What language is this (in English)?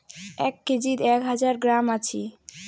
Bangla